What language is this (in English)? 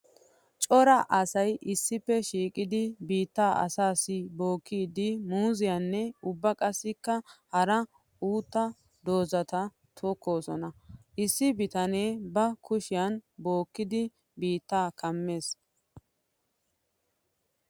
Wolaytta